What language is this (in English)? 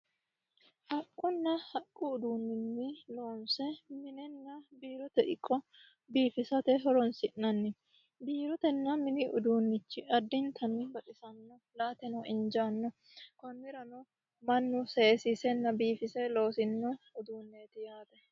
Sidamo